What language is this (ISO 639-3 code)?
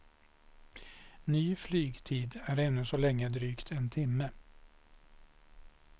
swe